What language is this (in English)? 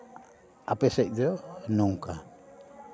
Santali